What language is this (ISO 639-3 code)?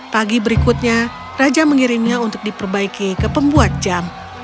ind